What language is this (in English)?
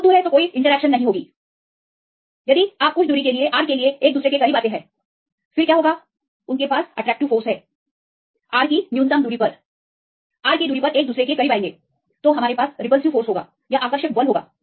Hindi